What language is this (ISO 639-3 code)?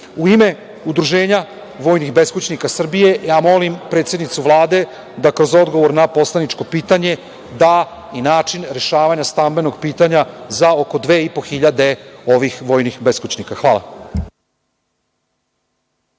srp